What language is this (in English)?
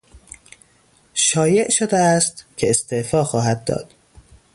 Persian